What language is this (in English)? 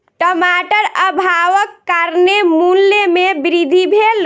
Maithili